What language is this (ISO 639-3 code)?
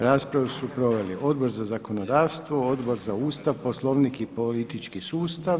hrv